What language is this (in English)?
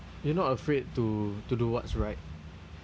English